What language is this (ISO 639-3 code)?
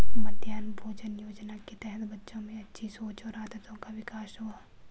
hin